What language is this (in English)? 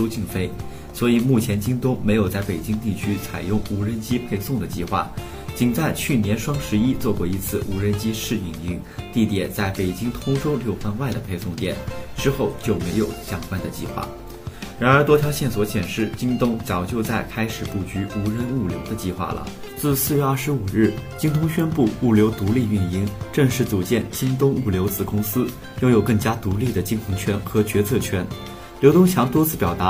Chinese